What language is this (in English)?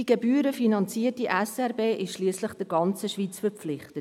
Swiss German